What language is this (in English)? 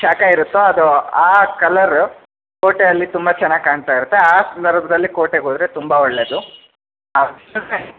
Kannada